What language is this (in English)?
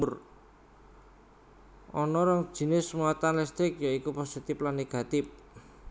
Javanese